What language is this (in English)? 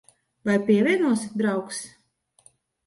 Latvian